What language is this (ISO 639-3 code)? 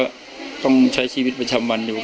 tha